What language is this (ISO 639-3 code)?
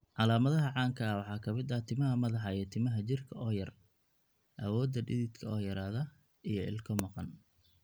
som